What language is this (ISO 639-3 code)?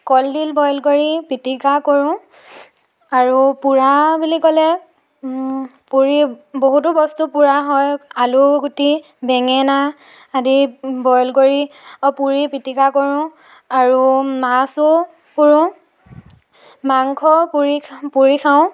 asm